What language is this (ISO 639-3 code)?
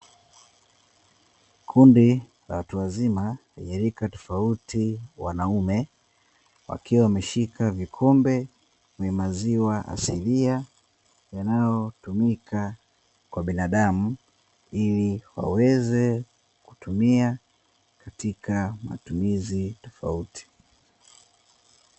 swa